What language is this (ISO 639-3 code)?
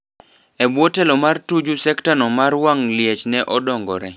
luo